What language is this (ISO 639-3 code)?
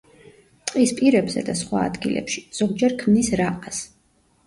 kat